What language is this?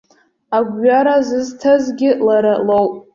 Abkhazian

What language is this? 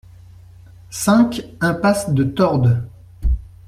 French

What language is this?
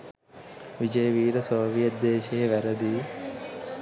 Sinhala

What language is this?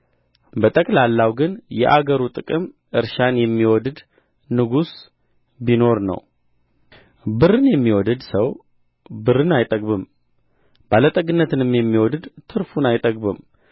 Amharic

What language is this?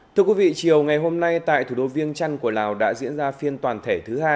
Vietnamese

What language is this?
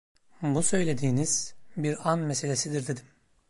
Turkish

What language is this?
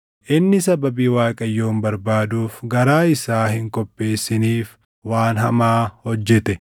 Oromo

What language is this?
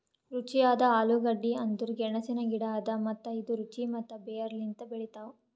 Kannada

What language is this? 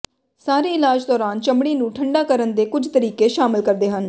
Punjabi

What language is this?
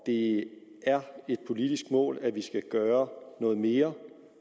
Danish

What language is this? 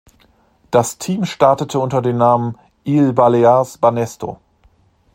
German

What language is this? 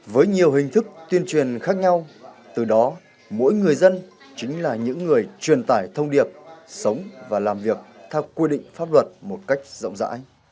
Vietnamese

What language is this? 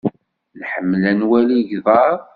Kabyle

